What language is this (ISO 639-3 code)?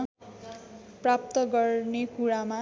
nep